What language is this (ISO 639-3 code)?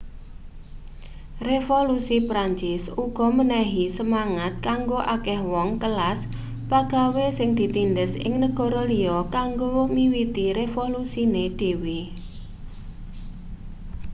jav